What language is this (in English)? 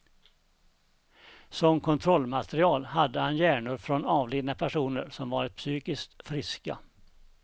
Swedish